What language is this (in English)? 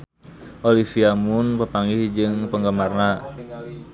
Sundanese